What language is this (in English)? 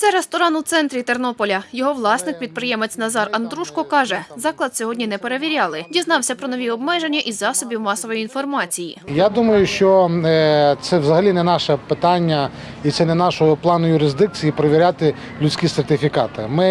Ukrainian